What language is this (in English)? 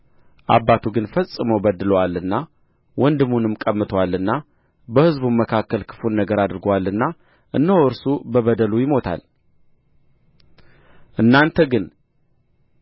Amharic